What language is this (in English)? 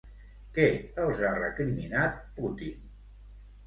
Catalan